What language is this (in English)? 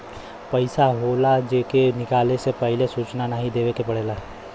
Bhojpuri